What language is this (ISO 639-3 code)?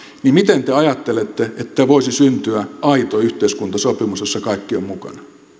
fin